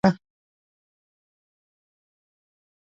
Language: Pashto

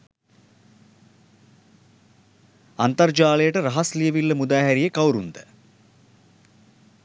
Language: Sinhala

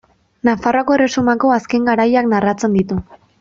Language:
Basque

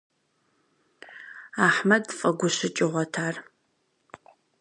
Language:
Kabardian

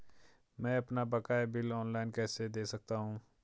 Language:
Hindi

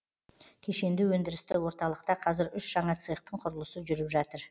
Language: Kazakh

